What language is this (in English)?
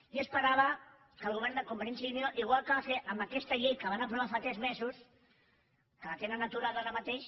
Catalan